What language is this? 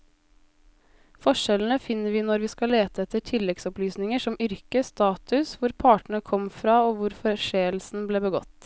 Norwegian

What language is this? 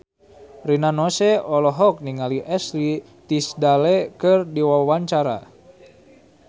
Sundanese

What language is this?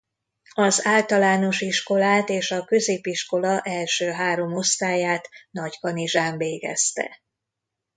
Hungarian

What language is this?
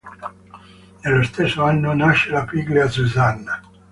Italian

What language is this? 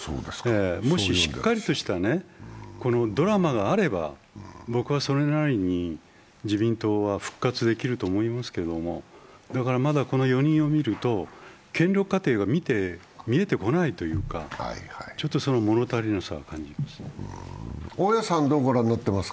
Japanese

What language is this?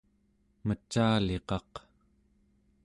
Central Yupik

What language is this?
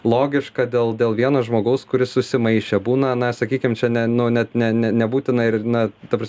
Lithuanian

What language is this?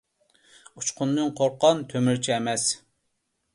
Uyghur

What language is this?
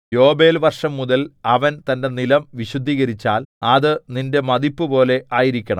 Malayalam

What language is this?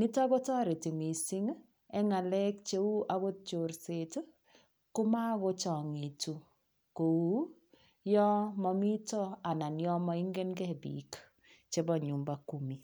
Kalenjin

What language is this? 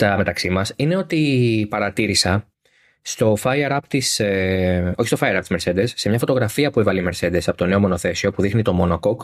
Greek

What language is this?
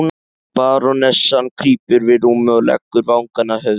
Icelandic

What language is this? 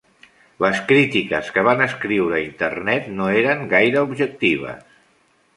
Catalan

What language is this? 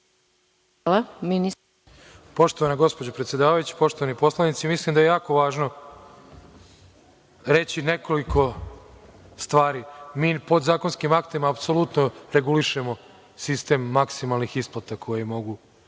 Serbian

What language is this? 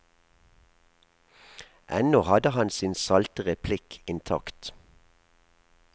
Norwegian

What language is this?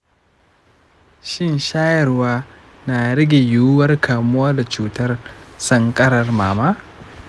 Hausa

